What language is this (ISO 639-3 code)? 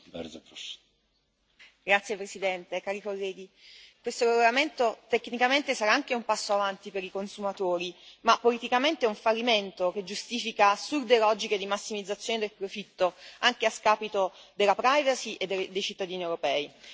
ita